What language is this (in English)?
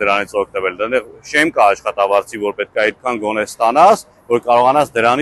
Romanian